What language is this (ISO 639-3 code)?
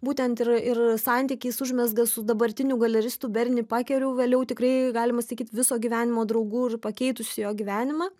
lit